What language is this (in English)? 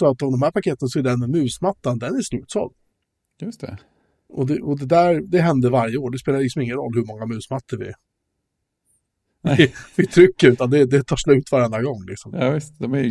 Swedish